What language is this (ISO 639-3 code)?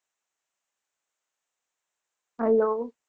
guj